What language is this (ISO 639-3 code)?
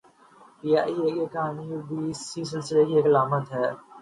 urd